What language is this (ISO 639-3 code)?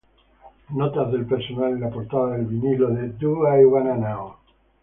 spa